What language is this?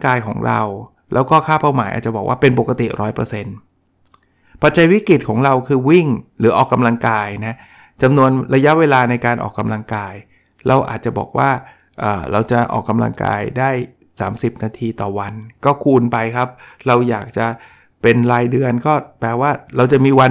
Thai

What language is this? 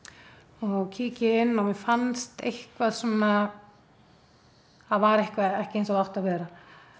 Icelandic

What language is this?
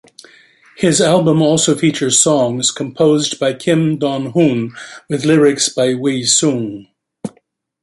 English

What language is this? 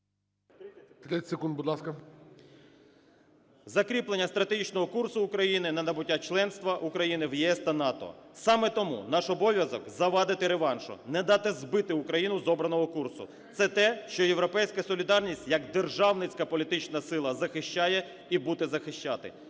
Ukrainian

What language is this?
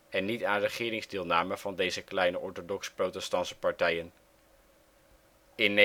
Dutch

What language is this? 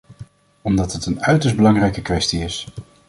Dutch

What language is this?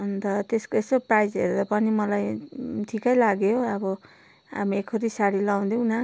Nepali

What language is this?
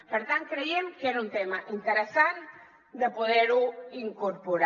Catalan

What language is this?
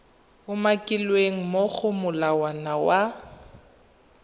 Tswana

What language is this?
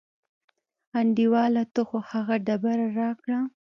Pashto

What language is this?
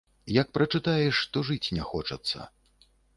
Belarusian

